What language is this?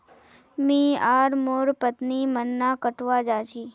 Magahi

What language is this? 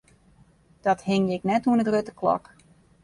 Western Frisian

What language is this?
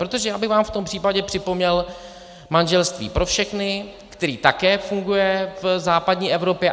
Czech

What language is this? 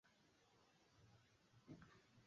Swahili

